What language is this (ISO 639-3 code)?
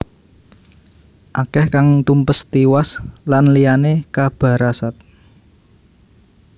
jav